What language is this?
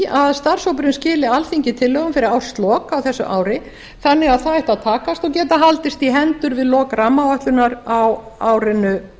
Icelandic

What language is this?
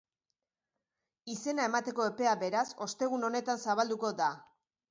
Basque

